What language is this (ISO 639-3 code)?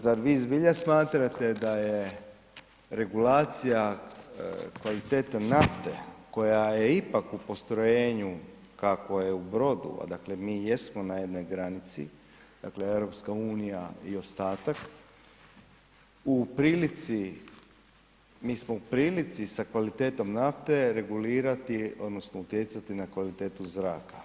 hrv